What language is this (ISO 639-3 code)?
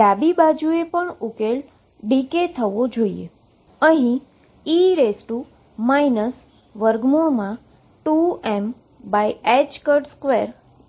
guj